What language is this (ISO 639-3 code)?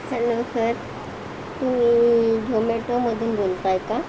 mar